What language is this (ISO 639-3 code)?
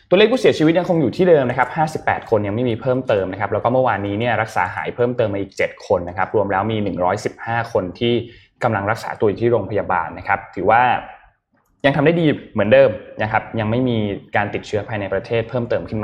tha